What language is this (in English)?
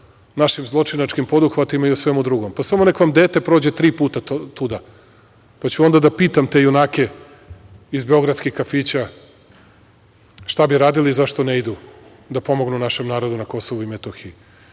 Serbian